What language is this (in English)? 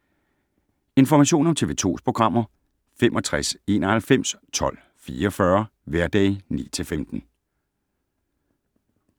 Danish